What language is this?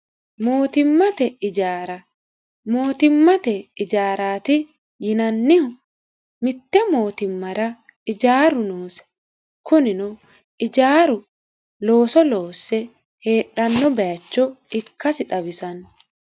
Sidamo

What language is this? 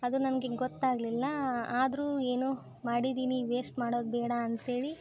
Kannada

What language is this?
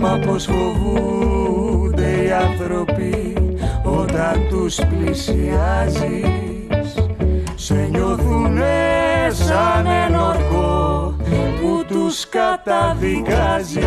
Greek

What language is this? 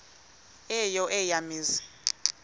Xhosa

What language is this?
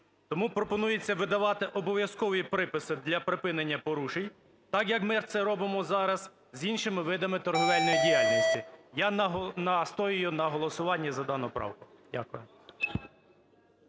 Ukrainian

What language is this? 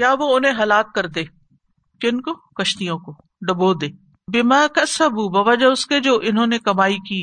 Urdu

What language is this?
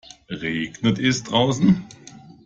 German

